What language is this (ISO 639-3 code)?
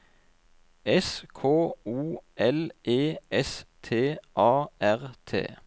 nor